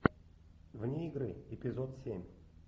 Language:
Russian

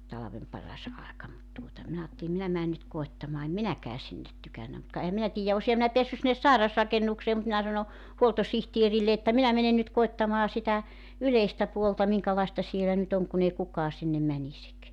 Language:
Finnish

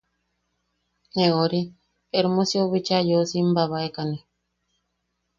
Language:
Yaqui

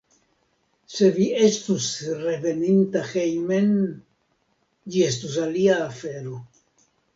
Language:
Esperanto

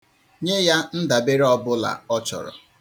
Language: Igbo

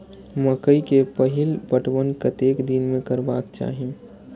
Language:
Maithili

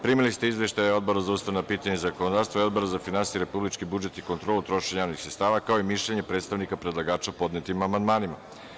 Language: Serbian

